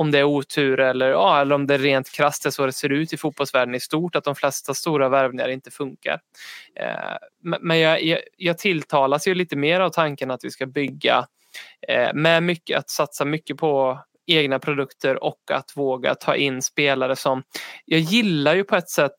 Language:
Swedish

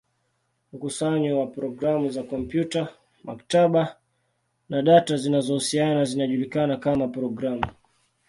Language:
Swahili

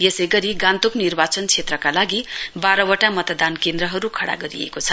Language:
Nepali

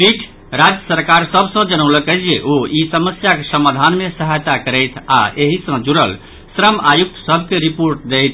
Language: Maithili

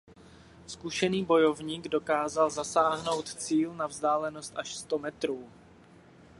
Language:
Czech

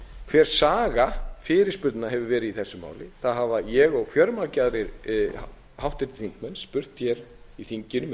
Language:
Icelandic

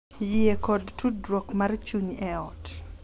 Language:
Luo (Kenya and Tanzania)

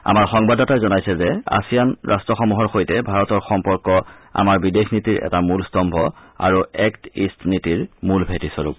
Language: Assamese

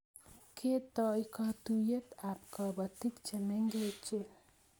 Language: Kalenjin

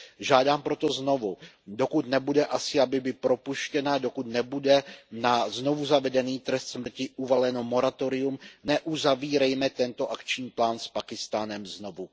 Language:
Czech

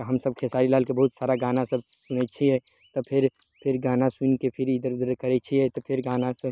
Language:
Maithili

